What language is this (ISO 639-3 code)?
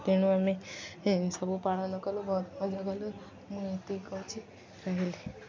ori